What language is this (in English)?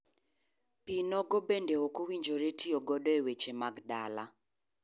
Luo (Kenya and Tanzania)